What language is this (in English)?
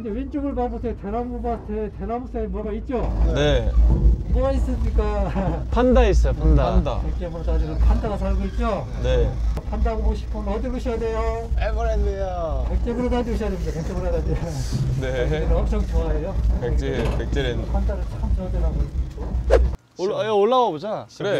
Korean